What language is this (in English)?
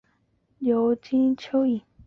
Chinese